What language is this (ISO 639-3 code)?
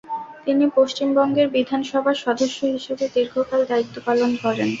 ben